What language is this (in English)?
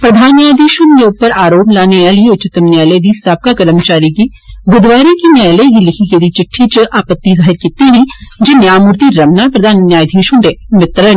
Dogri